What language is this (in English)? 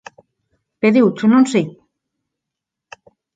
Galician